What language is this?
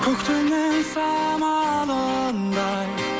Kazakh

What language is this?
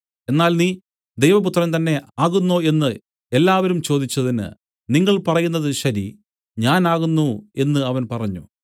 Malayalam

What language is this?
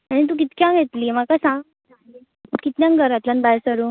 Konkani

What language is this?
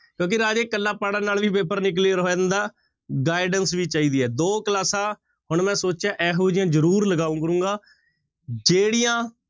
Punjabi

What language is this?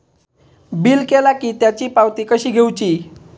Marathi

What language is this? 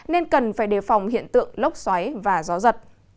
Vietnamese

